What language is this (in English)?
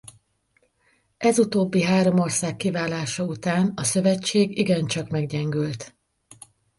Hungarian